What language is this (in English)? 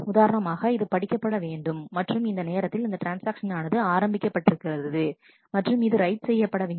Tamil